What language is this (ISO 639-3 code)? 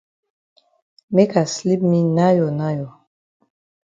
wes